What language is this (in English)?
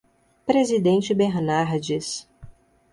Portuguese